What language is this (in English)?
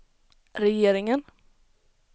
Swedish